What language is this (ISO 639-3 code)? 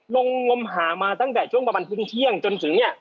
tha